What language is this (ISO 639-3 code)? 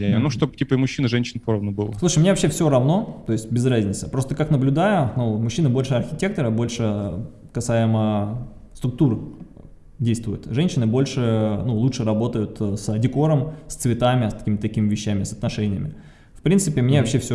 rus